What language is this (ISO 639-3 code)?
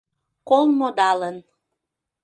chm